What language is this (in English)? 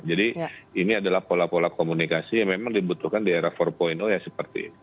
Indonesian